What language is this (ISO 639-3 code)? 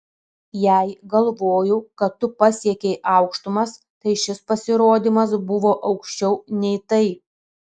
lit